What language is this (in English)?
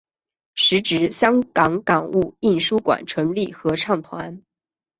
Chinese